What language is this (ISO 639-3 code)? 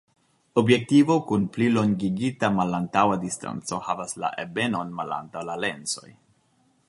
epo